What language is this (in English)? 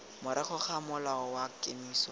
Tswana